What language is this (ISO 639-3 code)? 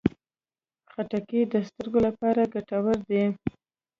pus